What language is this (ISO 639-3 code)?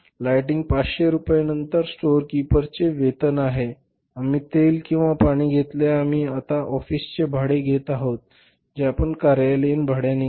mar